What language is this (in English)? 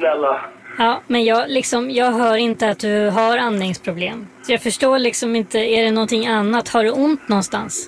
Swedish